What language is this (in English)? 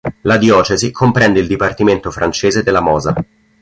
Italian